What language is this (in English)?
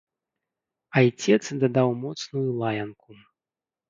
Belarusian